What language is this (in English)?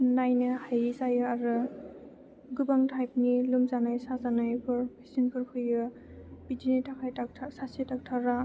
Bodo